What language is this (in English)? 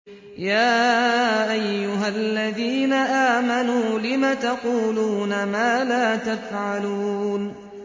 Arabic